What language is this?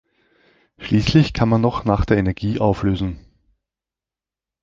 German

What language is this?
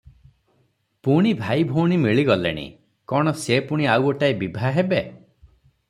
Odia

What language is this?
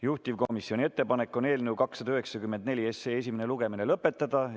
Estonian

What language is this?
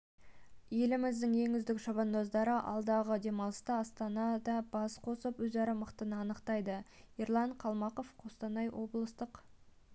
Kazakh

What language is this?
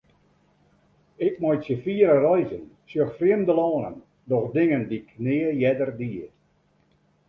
Western Frisian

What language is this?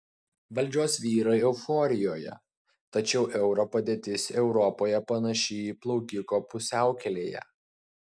Lithuanian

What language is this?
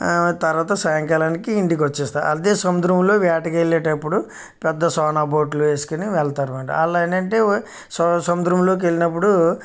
Telugu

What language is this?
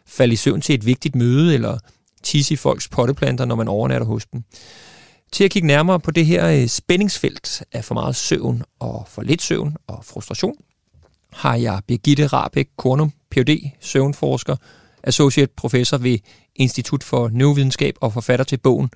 Danish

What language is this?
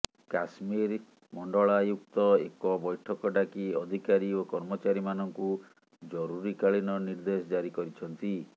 Odia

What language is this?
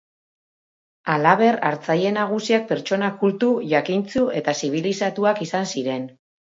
Basque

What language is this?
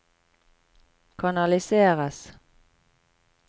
Norwegian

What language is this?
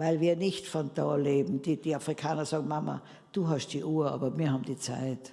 German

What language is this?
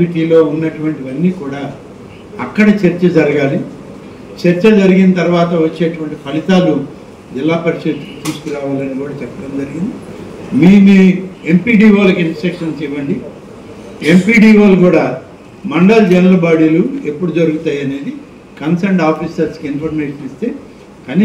Telugu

